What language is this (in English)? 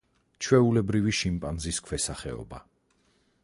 Georgian